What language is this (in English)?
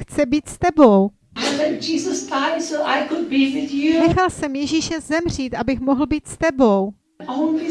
Czech